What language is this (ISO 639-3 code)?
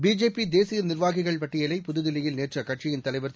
tam